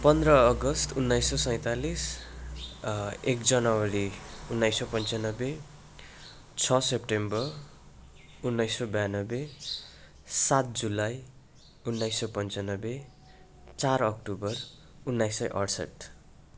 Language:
Nepali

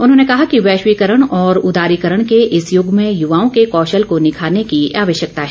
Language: Hindi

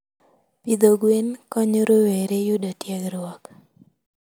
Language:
Luo (Kenya and Tanzania)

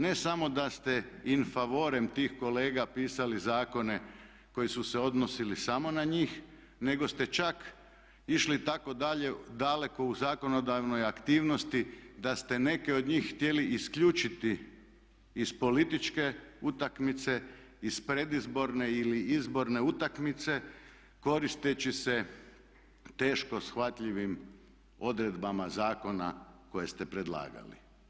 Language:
Croatian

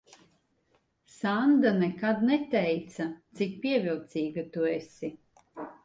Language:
Latvian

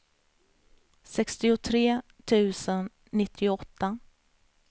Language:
Swedish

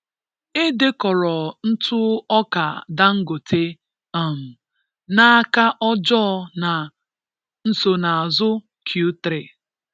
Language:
Igbo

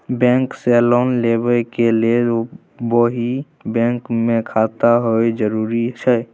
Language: Maithili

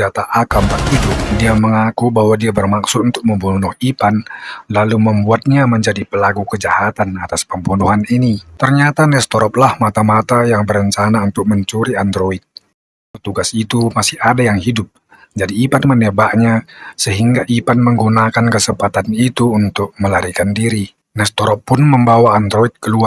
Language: Indonesian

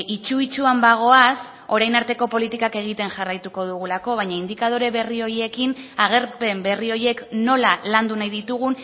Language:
Basque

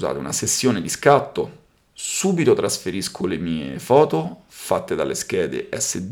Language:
Italian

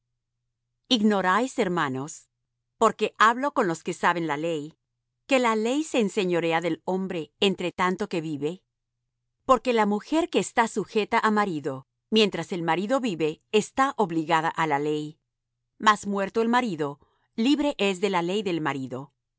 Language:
Spanish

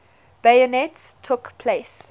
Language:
English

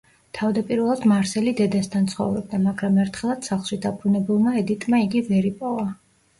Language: Georgian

